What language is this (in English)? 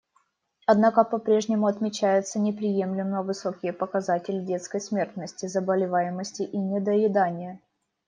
Russian